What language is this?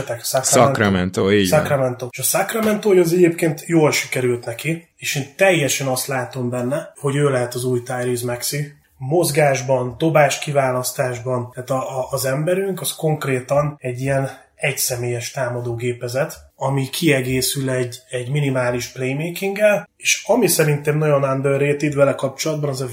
Hungarian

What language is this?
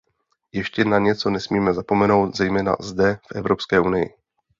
Czech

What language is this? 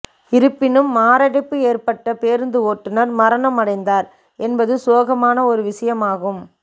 Tamil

